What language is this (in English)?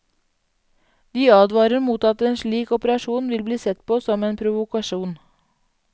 Norwegian